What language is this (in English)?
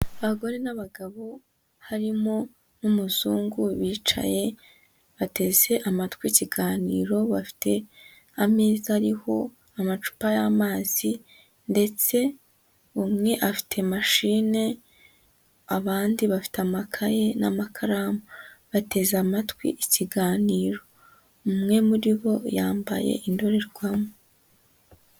Kinyarwanda